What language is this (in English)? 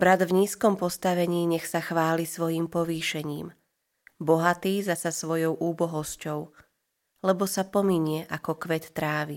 Slovak